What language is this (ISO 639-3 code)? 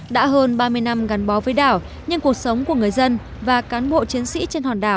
vie